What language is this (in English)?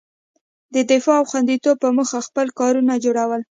Pashto